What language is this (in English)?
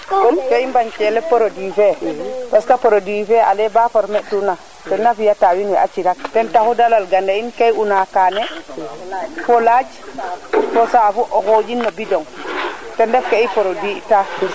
Serer